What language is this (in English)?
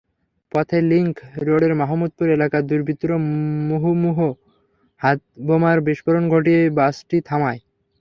Bangla